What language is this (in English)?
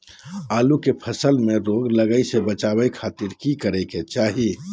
Magahi